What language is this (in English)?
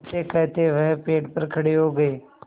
Hindi